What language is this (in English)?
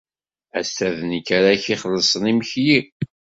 Kabyle